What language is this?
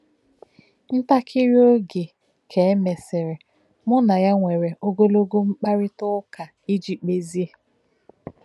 Igbo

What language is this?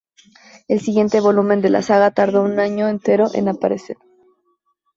Spanish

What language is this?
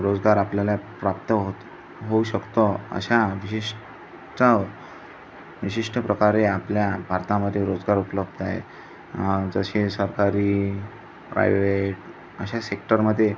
Marathi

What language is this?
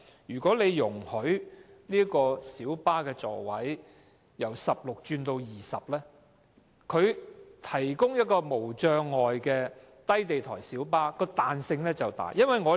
Cantonese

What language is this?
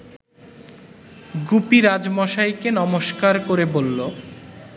Bangla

